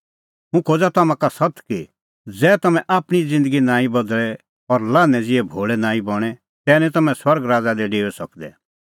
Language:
Kullu Pahari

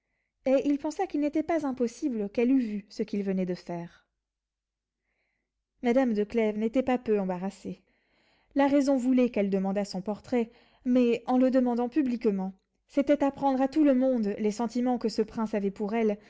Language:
French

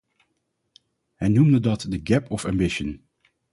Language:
Dutch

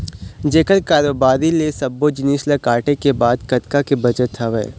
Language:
Chhattisgarhi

